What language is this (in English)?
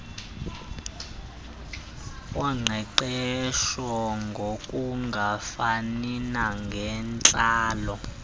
Xhosa